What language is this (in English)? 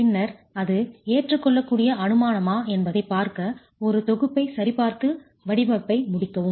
Tamil